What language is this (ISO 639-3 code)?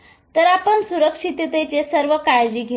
mar